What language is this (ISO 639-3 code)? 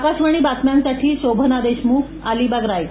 mar